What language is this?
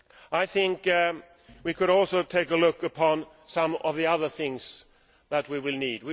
English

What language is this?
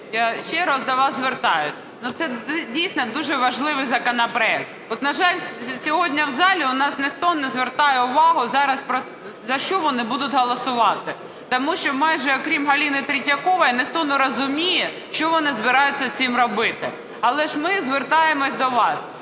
Ukrainian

